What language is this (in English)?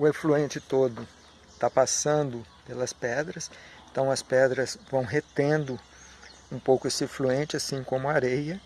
Portuguese